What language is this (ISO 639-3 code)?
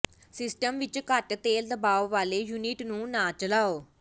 pan